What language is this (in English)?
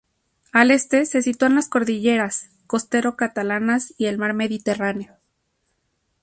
Spanish